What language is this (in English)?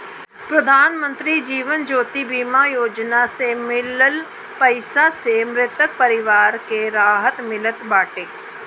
Bhojpuri